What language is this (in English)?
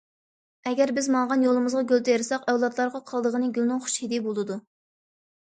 Uyghur